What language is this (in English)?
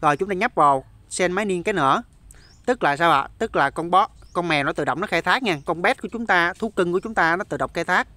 Vietnamese